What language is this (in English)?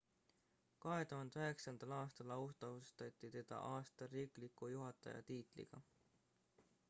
Estonian